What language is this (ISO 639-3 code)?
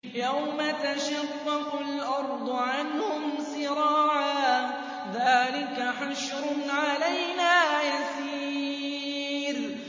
ara